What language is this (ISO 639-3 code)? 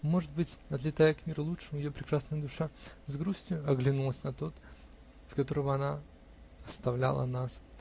rus